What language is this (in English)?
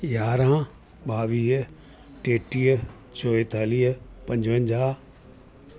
Sindhi